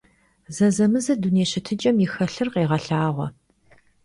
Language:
Kabardian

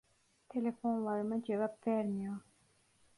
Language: Turkish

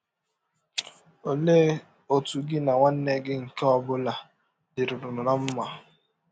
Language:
Igbo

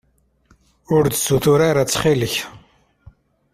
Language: Kabyle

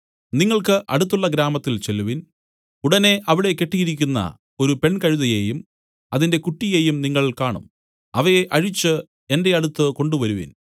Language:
Malayalam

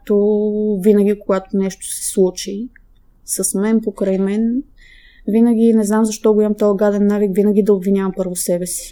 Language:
Bulgarian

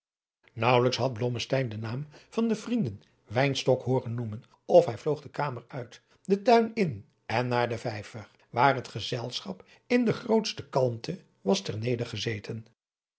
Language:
Dutch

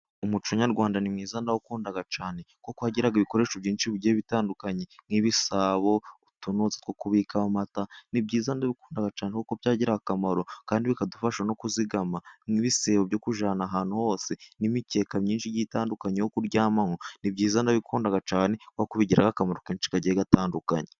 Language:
Kinyarwanda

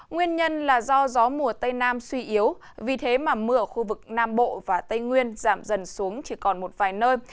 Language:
Vietnamese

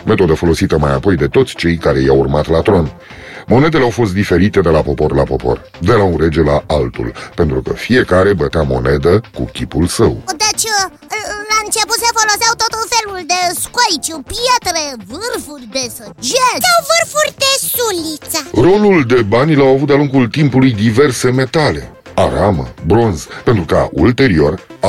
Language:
Romanian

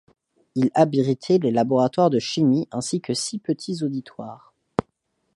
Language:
French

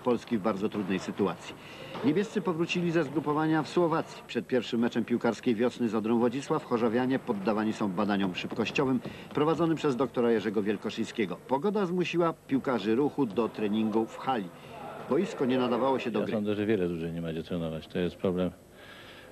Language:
Polish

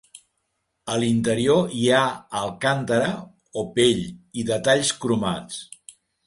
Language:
Catalan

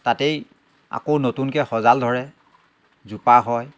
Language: Assamese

